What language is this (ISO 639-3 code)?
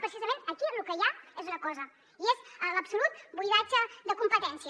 cat